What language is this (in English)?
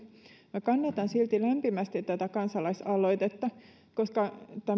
Finnish